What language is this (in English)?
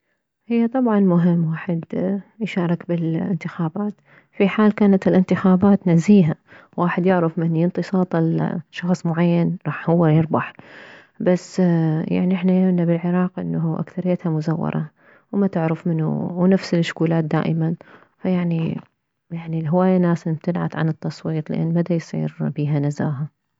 Mesopotamian Arabic